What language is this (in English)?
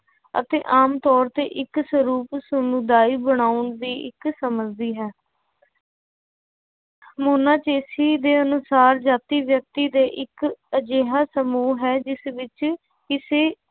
Punjabi